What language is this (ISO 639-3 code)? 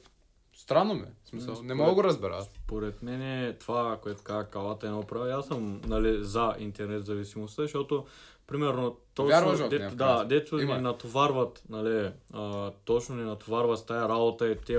bul